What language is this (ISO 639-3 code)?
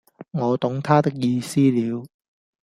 yue